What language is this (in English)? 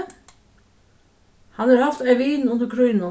Faroese